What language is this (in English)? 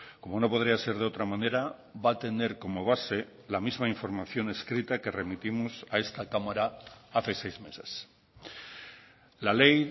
Spanish